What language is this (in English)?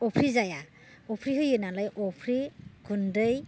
Bodo